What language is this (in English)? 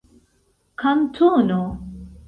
Esperanto